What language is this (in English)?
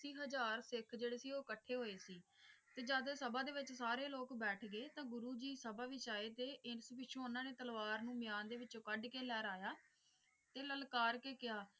Punjabi